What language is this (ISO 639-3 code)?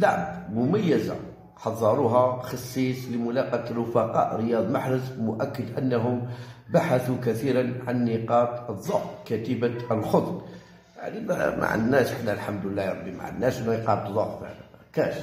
ara